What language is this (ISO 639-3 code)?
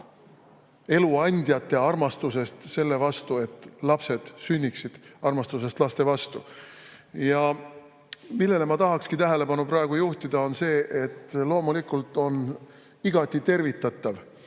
est